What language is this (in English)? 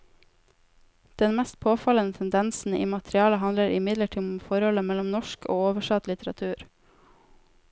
Norwegian